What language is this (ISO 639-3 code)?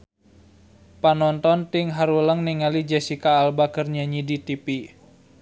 sun